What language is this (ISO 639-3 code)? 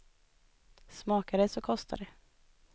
swe